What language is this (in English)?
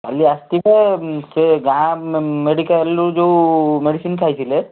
Odia